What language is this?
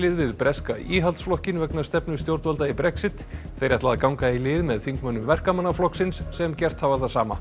Icelandic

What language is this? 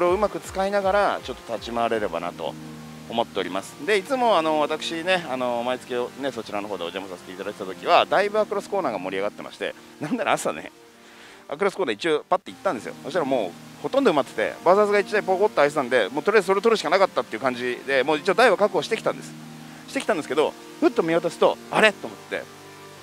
Japanese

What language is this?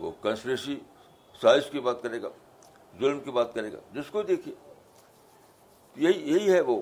Urdu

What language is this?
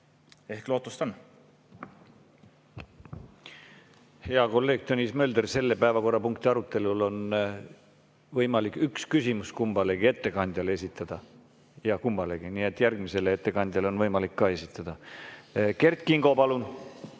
Estonian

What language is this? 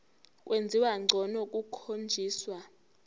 Zulu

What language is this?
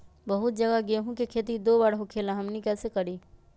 Magahi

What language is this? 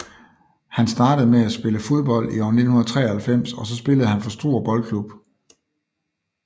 Danish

